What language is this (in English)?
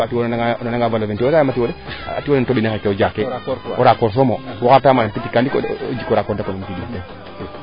Serer